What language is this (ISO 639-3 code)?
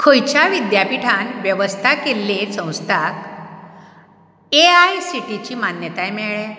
kok